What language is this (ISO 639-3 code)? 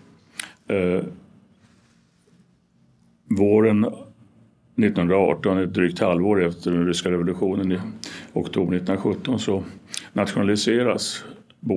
swe